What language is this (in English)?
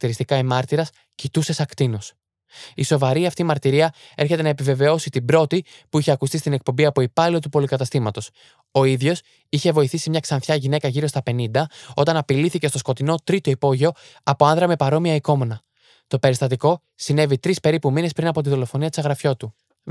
Greek